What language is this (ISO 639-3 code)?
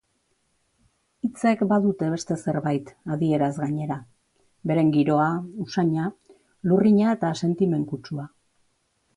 eus